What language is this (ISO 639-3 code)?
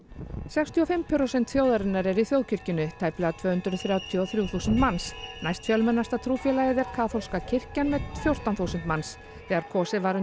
isl